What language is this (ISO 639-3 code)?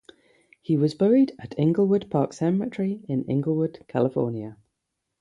eng